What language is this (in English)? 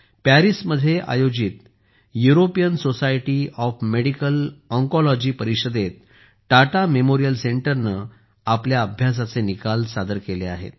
Marathi